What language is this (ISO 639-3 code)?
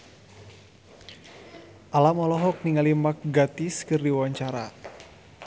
sun